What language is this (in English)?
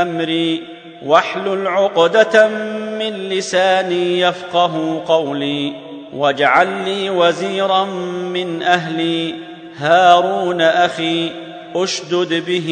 Arabic